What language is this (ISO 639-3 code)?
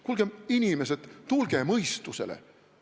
est